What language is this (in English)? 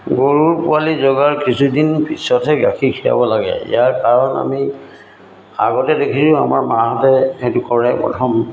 Assamese